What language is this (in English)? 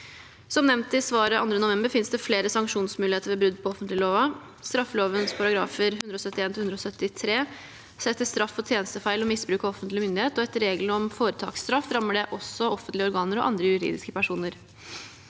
Norwegian